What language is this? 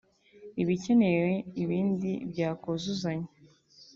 Kinyarwanda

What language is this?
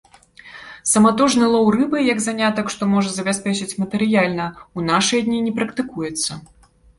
Belarusian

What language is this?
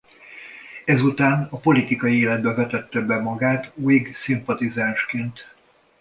Hungarian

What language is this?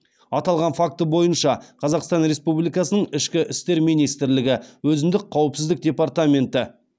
Kazakh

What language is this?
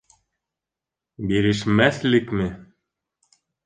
Bashkir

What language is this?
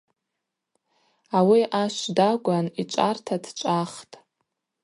Abaza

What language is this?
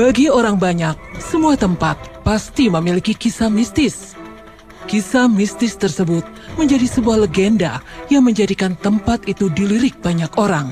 Indonesian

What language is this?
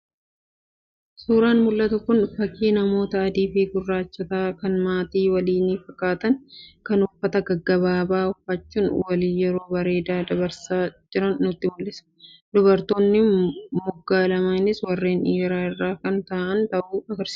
Oromo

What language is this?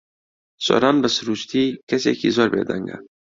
Central Kurdish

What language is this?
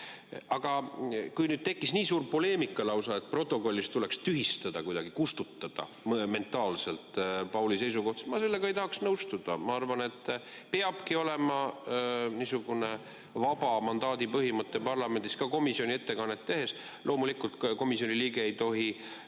Estonian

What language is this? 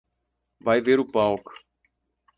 Portuguese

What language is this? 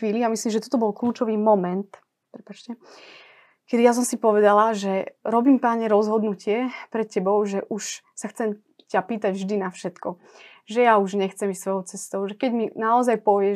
Slovak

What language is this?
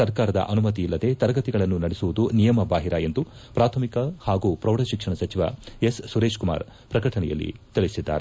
Kannada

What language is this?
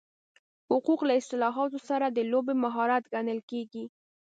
Pashto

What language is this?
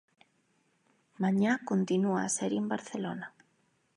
Galician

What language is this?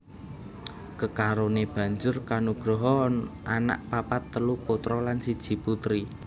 Javanese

